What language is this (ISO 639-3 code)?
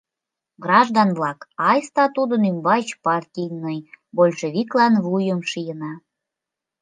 chm